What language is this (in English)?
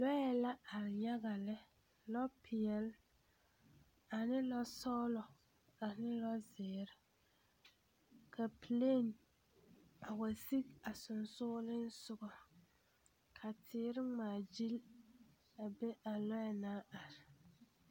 Southern Dagaare